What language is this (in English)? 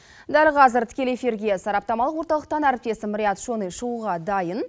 Kazakh